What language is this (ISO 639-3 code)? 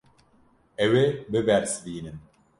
kur